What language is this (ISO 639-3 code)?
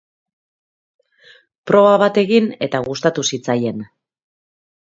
eus